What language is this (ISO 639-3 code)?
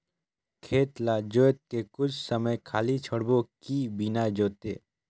hne